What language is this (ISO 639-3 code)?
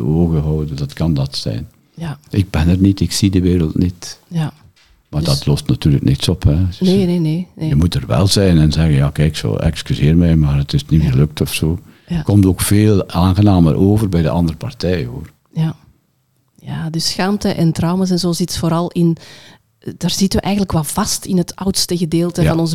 nld